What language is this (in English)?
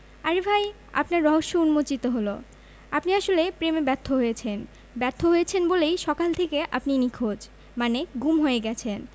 Bangla